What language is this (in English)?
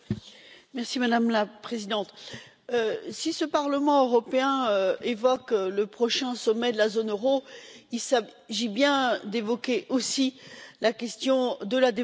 French